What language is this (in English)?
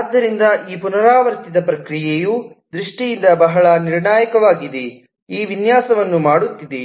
Kannada